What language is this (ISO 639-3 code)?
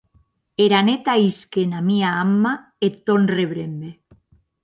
oci